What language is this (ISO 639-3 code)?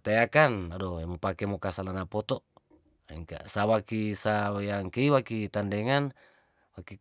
tdn